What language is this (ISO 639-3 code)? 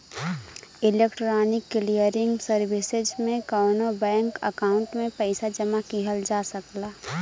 bho